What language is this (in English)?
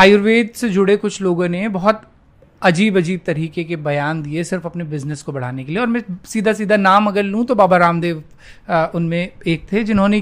Hindi